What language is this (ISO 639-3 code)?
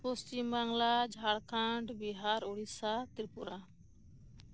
sat